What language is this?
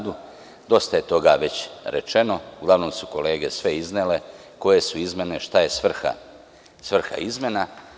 Serbian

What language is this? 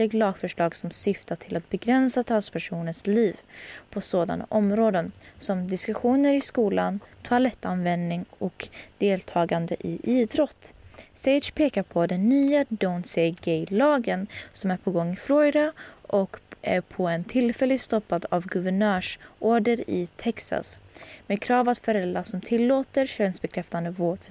Swedish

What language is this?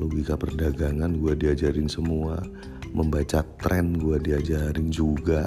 Indonesian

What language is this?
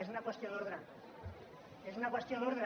Catalan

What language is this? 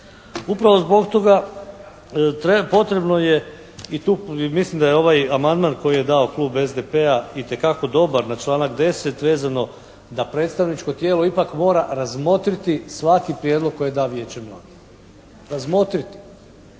Croatian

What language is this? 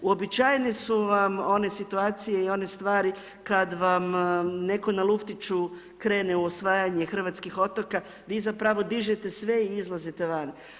Croatian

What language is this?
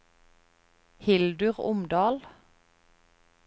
Norwegian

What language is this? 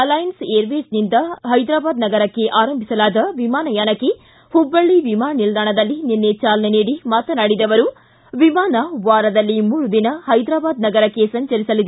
Kannada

